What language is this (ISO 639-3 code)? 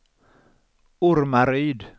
swe